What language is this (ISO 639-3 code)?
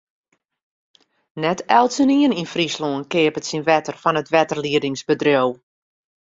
fry